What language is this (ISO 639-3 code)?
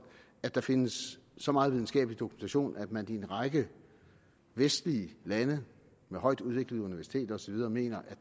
dan